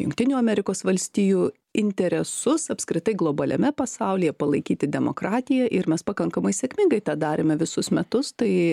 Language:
Lithuanian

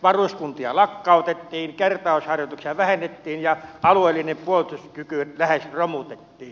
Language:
Finnish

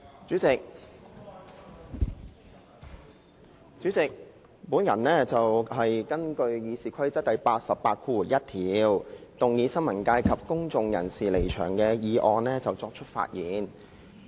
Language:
Cantonese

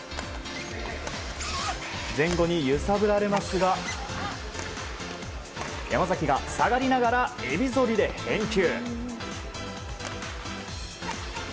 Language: Japanese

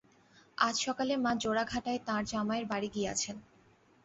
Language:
Bangla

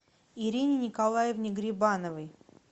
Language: Russian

